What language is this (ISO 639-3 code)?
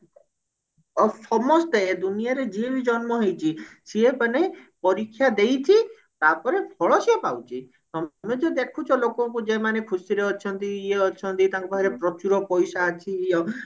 ori